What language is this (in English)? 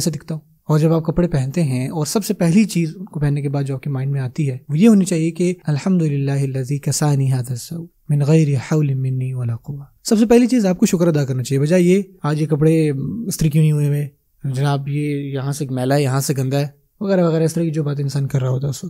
Hindi